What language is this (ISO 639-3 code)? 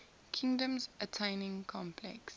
eng